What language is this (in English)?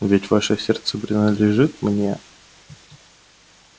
Russian